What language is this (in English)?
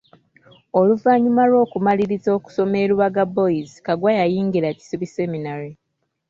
Ganda